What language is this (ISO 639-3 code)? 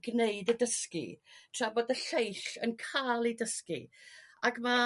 cym